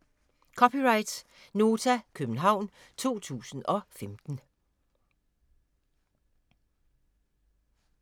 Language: Danish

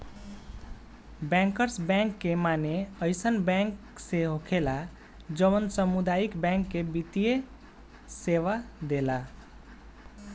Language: Bhojpuri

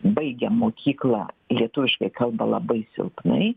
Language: Lithuanian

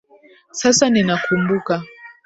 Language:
Swahili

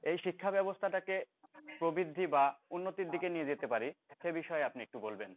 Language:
Bangla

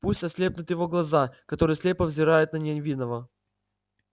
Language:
Russian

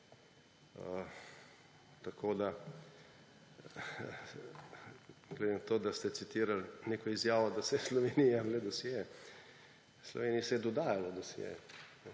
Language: Slovenian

